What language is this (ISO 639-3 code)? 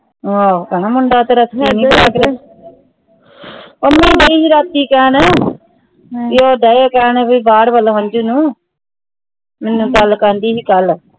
pan